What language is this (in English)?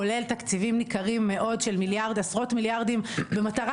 Hebrew